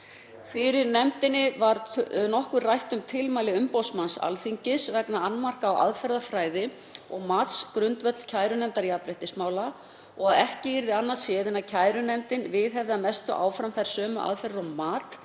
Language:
Icelandic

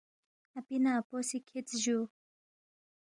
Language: Balti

